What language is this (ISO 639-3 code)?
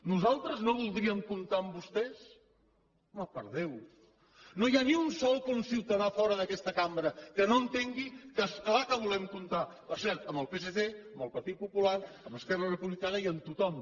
cat